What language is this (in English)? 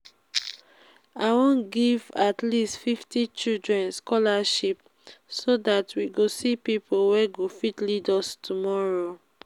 Nigerian Pidgin